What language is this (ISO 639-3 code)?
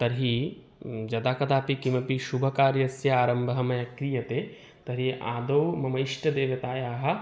san